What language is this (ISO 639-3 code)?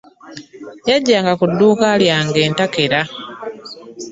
lug